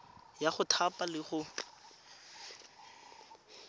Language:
Tswana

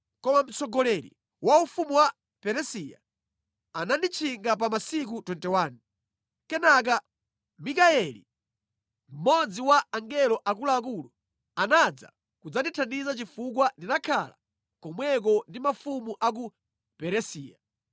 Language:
Nyanja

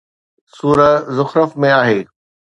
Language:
Sindhi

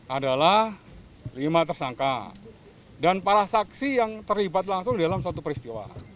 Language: Indonesian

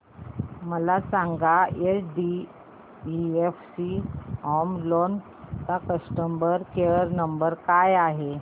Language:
Marathi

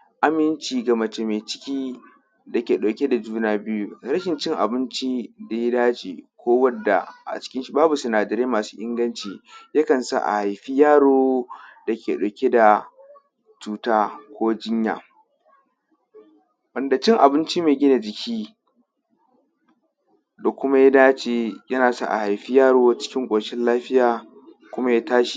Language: Hausa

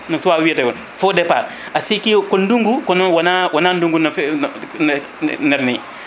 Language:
Fula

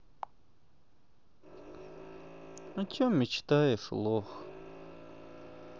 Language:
Russian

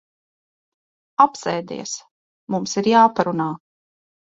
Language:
Latvian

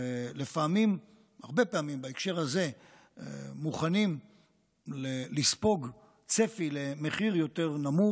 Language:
Hebrew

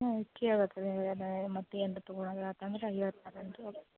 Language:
Kannada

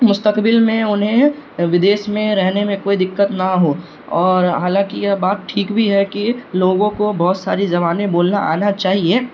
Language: Urdu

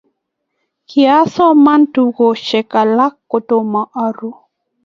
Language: Kalenjin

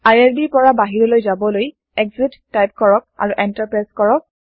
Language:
Assamese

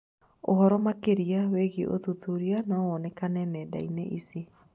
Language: Kikuyu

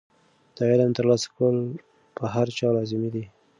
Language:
Pashto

